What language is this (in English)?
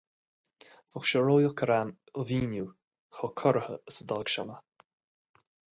Irish